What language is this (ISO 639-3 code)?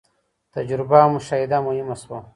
pus